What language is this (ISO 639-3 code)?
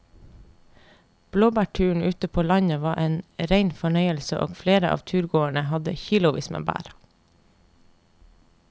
nor